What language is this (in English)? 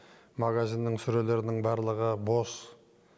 Kazakh